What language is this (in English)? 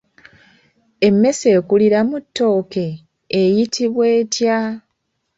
Ganda